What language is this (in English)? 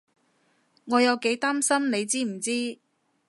Cantonese